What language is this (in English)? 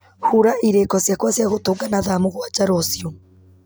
Kikuyu